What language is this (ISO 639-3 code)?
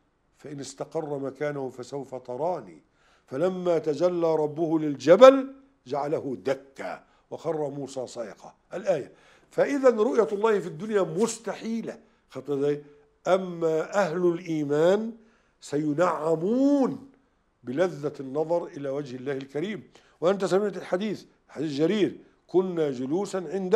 ara